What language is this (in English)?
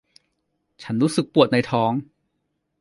Thai